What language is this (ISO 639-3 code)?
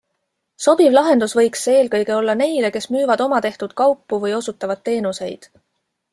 est